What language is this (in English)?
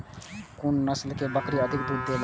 Maithili